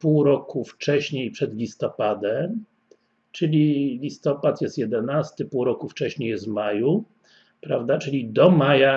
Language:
Polish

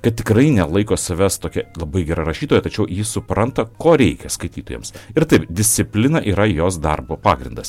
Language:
Lithuanian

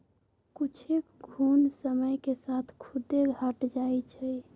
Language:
Magahi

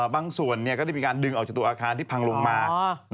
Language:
Thai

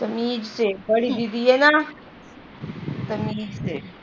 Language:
Punjabi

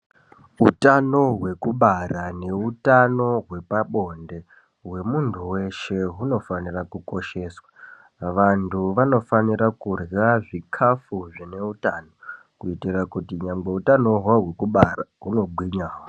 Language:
Ndau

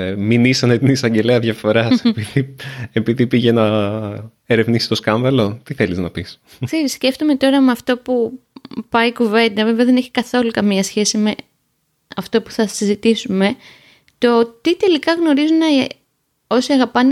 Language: Greek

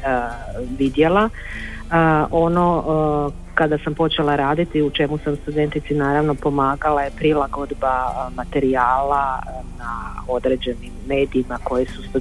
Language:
Croatian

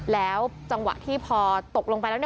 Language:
Thai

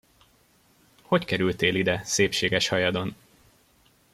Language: Hungarian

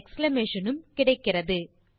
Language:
Tamil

